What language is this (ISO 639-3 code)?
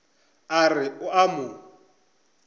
nso